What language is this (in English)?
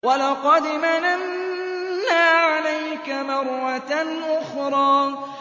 Arabic